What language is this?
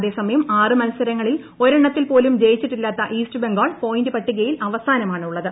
Malayalam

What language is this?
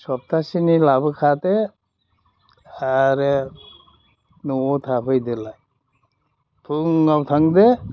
Bodo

